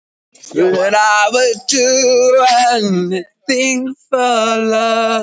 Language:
Icelandic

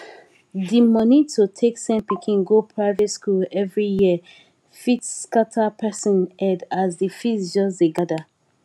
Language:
Nigerian Pidgin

